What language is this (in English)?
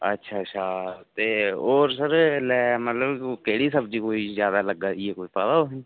Dogri